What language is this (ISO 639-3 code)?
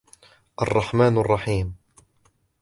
ara